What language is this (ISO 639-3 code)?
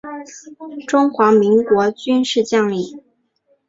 zho